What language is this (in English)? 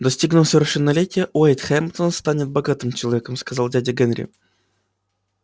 Russian